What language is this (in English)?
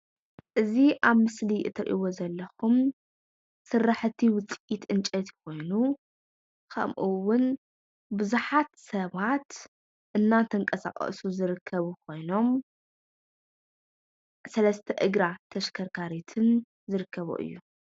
Tigrinya